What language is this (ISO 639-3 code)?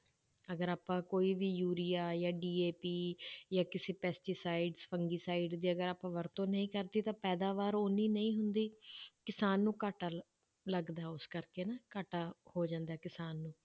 pan